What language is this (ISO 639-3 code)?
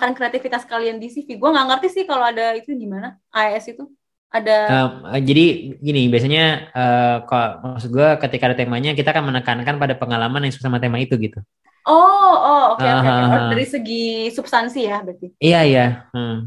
ind